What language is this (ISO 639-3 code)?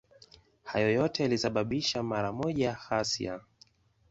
swa